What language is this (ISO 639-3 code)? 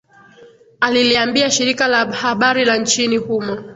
swa